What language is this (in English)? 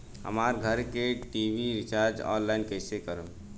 Bhojpuri